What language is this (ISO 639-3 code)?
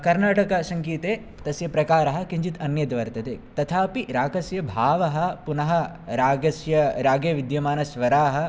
san